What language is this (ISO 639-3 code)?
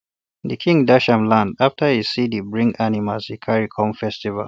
pcm